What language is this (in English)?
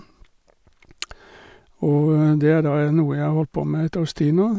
Norwegian